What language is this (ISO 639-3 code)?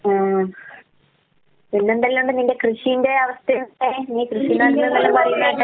mal